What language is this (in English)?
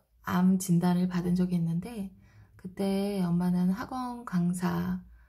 Korean